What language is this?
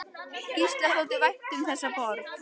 Icelandic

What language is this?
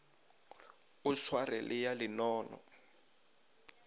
Northern Sotho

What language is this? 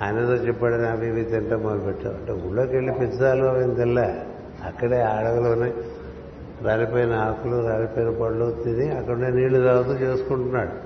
Telugu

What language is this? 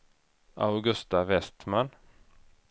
Swedish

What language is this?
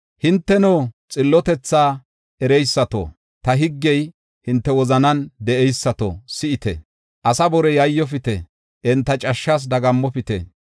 Gofa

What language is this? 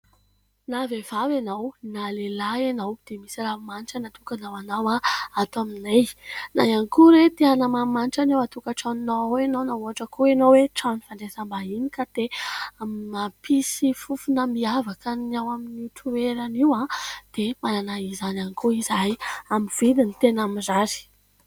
Malagasy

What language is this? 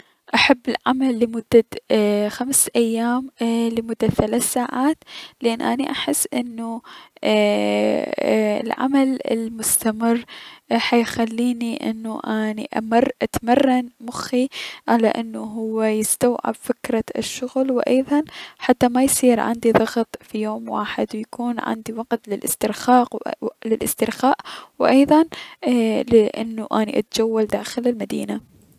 Mesopotamian Arabic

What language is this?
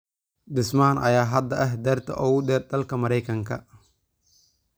Somali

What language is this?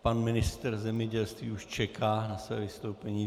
Czech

